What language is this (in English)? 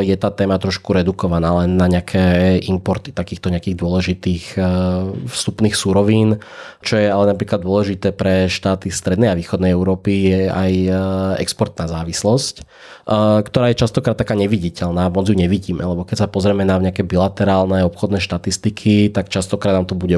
Slovak